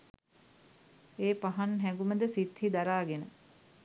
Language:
Sinhala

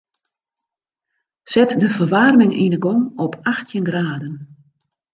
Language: Western Frisian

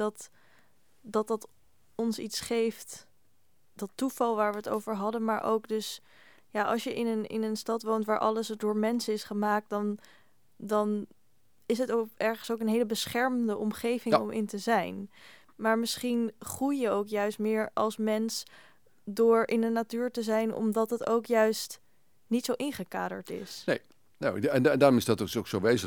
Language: Dutch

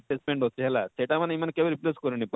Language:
Odia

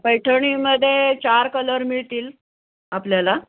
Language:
Marathi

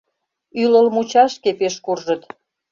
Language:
Mari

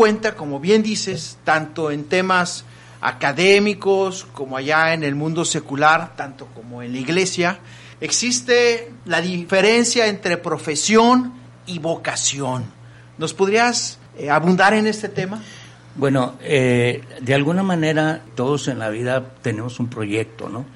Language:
Spanish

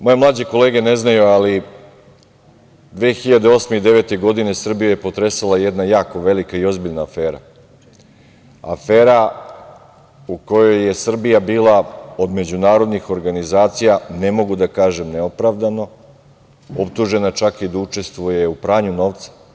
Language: Serbian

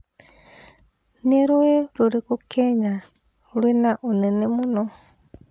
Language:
Kikuyu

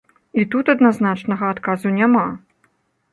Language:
Belarusian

